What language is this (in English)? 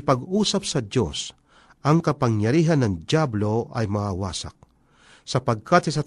Filipino